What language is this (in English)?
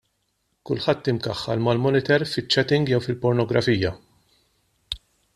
Maltese